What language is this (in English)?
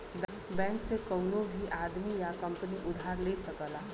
Bhojpuri